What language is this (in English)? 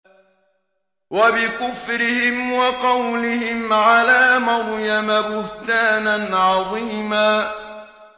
Arabic